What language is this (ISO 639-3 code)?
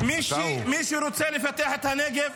heb